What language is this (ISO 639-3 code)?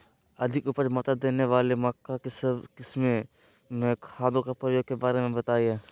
mag